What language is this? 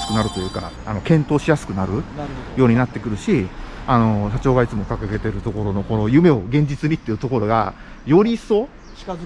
Japanese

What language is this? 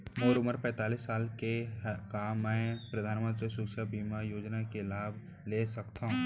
Chhattisgarhi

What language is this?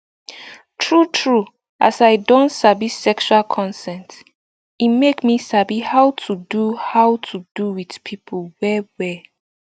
Nigerian Pidgin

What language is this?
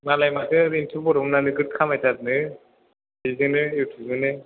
Bodo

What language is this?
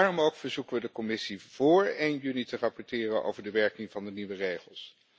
Dutch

